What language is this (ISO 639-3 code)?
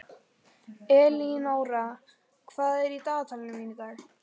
isl